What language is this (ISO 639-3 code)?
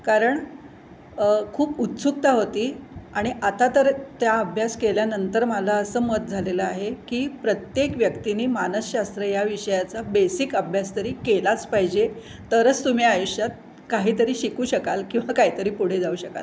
mar